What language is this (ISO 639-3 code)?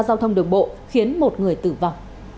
vie